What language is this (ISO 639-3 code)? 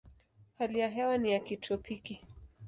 swa